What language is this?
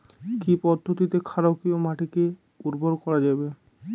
Bangla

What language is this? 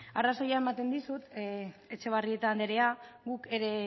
Basque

